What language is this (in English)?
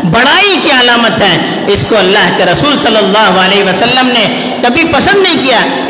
Urdu